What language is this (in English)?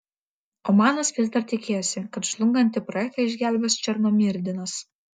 Lithuanian